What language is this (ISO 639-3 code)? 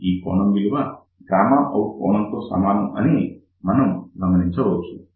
tel